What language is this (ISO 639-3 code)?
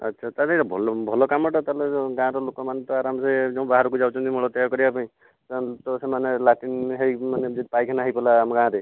ori